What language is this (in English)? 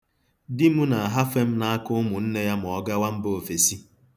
Igbo